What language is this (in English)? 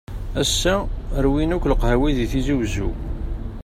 Kabyle